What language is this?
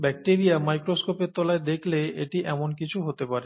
Bangla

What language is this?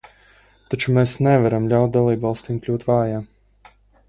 Latvian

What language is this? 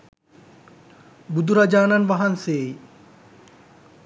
Sinhala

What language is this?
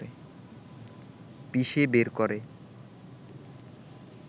Bangla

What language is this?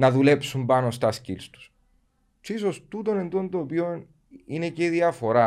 Greek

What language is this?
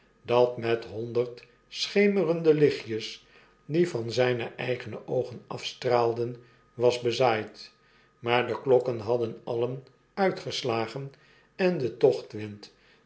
Dutch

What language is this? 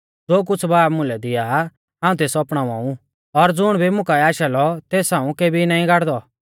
Mahasu Pahari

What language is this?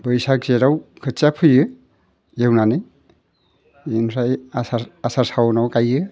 Bodo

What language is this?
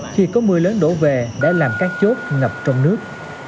Vietnamese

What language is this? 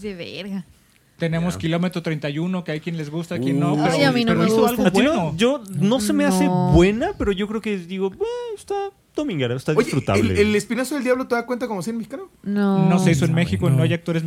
Spanish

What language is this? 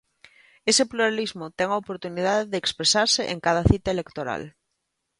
Galician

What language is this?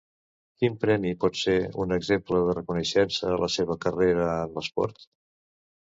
Catalan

